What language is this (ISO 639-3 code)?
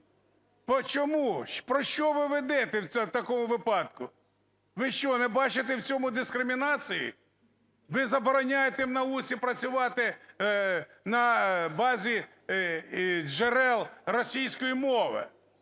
ukr